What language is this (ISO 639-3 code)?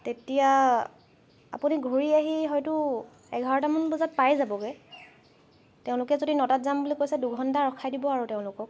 asm